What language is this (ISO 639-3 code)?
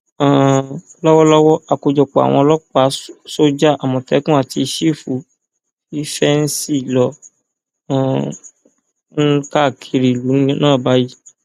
yor